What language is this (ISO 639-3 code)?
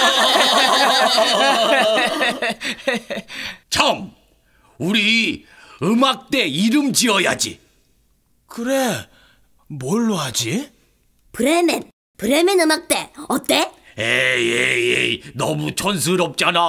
kor